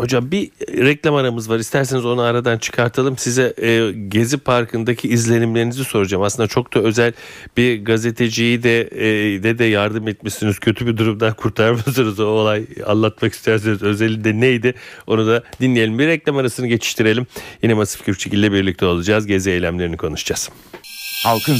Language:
Turkish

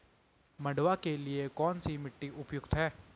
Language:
Hindi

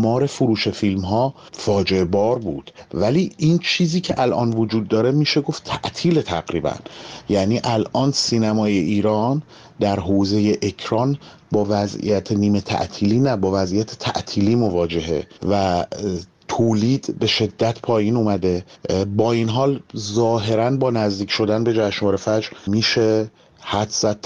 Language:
Persian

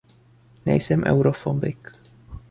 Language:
Czech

